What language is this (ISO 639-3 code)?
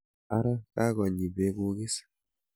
kln